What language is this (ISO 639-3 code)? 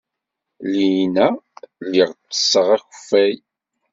kab